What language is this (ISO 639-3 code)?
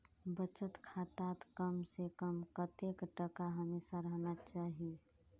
mag